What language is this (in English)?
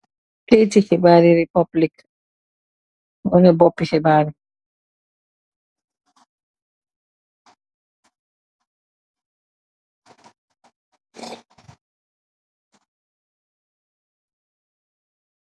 Wolof